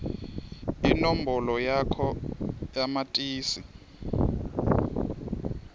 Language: Swati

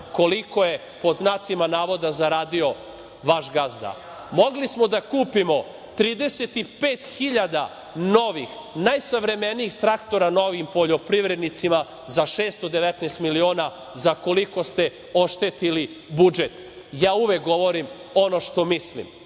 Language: Serbian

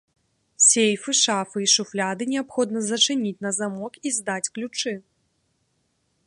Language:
Belarusian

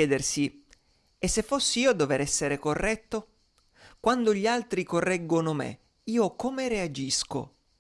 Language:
Italian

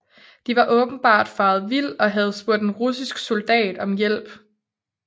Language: Danish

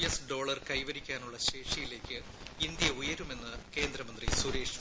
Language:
Malayalam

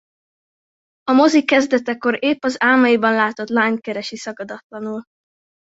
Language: Hungarian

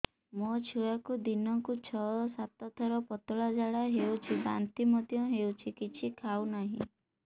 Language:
Odia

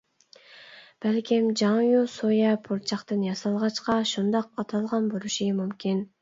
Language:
Uyghur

